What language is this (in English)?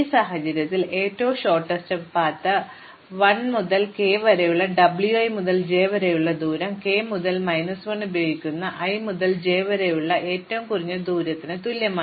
Malayalam